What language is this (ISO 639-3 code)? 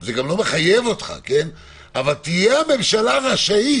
heb